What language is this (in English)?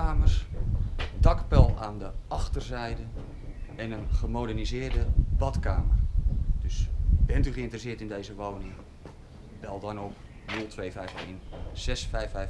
Dutch